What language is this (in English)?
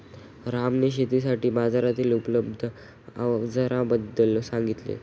Marathi